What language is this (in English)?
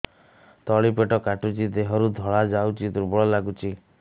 Odia